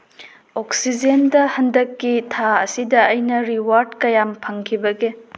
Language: Manipuri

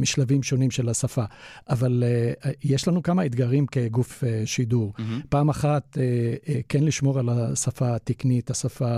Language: Hebrew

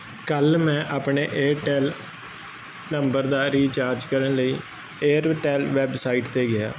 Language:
Punjabi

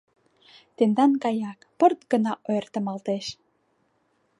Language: Mari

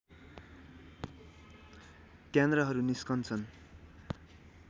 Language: Nepali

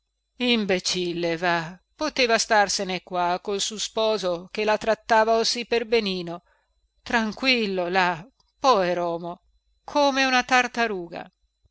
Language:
Italian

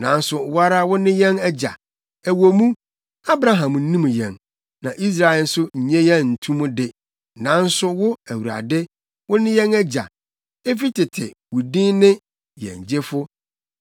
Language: Akan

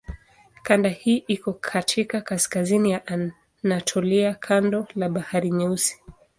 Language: Swahili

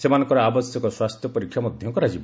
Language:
Odia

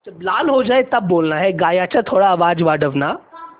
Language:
Marathi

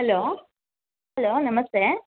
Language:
Kannada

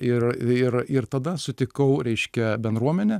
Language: Lithuanian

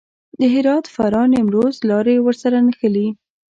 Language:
Pashto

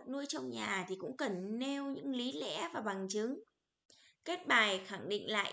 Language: Vietnamese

